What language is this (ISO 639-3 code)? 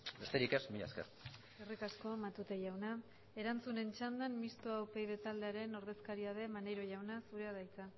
eus